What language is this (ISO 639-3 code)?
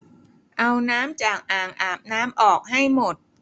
tha